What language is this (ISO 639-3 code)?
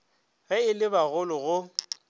nso